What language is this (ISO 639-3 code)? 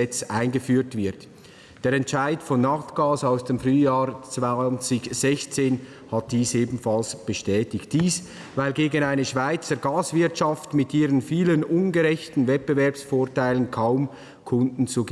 deu